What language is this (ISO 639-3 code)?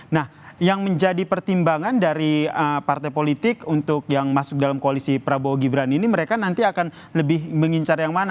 ind